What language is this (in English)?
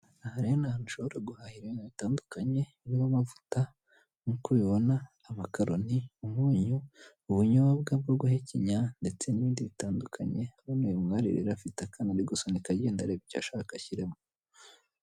Kinyarwanda